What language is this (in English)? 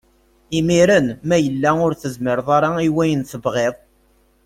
Kabyle